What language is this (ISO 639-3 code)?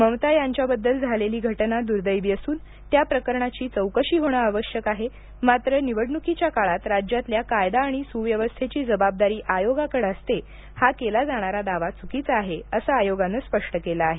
mar